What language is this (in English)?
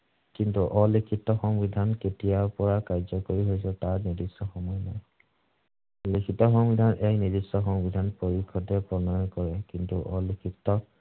Assamese